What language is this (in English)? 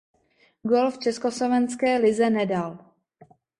Czech